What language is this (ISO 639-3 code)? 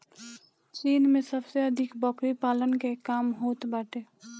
bho